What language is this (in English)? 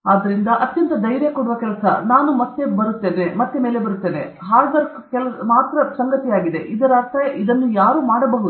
Kannada